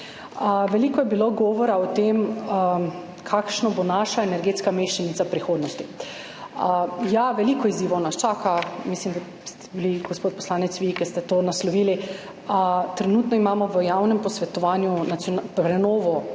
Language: Slovenian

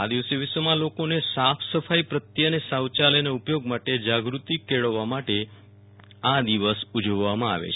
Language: Gujarati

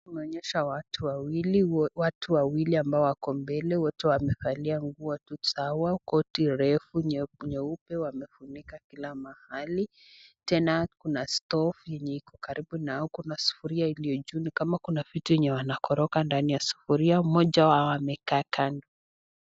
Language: Swahili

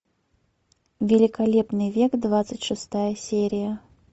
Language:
Russian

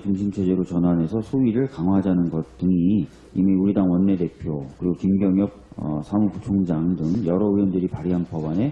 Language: Korean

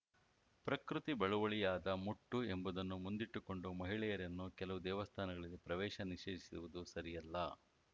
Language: Kannada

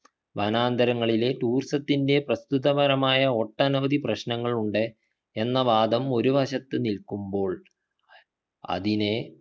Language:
Malayalam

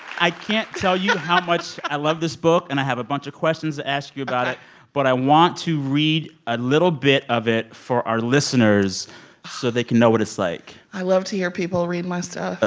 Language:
English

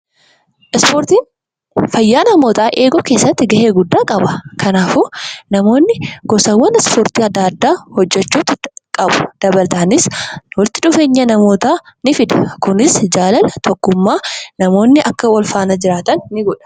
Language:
Oromo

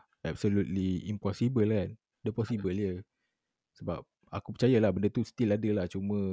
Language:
Malay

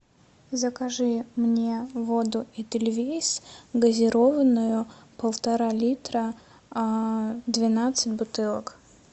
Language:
Russian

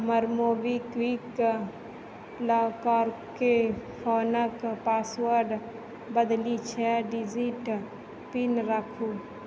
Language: Maithili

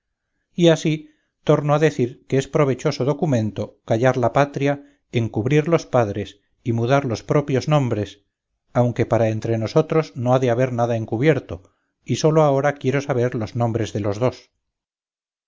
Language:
Spanish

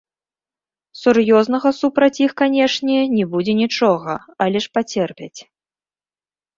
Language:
Belarusian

